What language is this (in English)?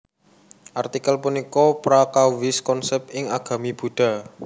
Javanese